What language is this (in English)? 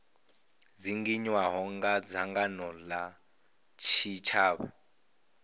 Venda